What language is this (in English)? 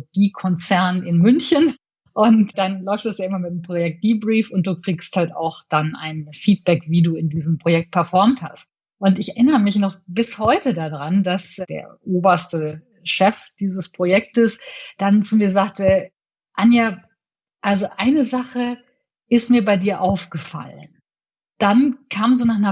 German